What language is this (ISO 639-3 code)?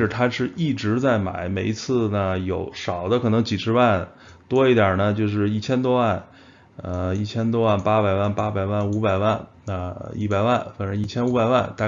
zho